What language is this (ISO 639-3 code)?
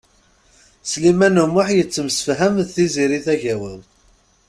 kab